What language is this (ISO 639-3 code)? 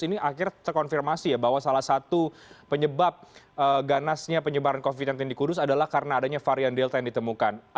ind